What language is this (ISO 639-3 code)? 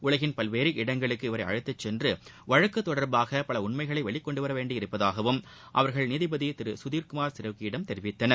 tam